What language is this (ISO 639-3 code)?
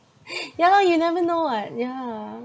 eng